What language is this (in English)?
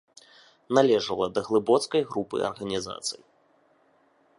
Belarusian